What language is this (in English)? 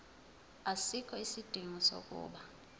Zulu